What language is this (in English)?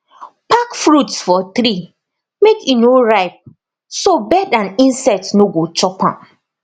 Nigerian Pidgin